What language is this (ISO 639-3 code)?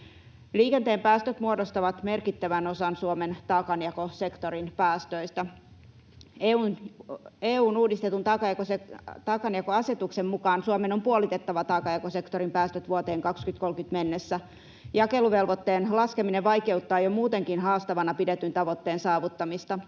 fin